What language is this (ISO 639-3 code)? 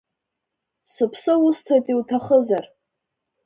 abk